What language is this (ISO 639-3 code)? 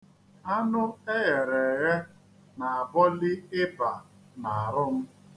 ibo